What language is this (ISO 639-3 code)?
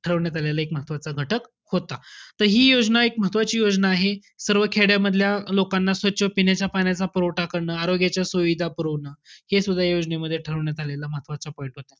mar